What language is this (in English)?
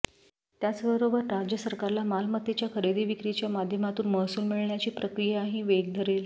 Marathi